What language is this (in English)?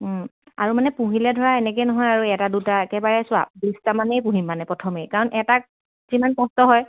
Assamese